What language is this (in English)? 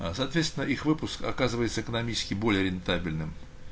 Russian